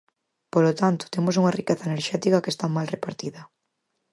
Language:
Galician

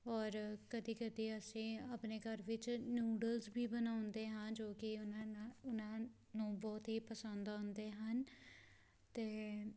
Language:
Punjabi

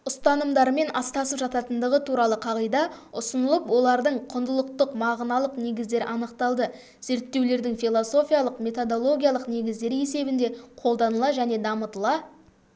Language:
Kazakh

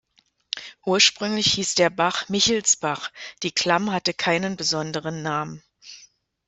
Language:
German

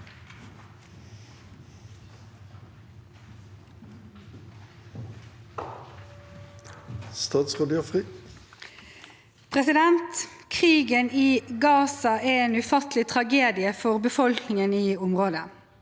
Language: Norwegian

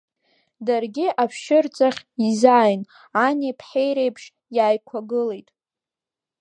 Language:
Abkhazian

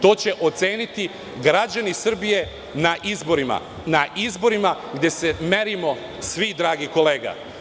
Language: Serbian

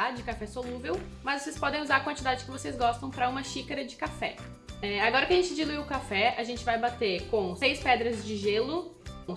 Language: Portuguese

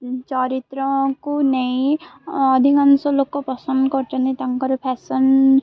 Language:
Odia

